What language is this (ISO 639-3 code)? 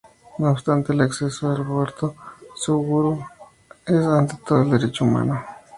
spa